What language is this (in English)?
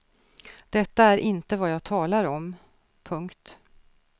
Swedish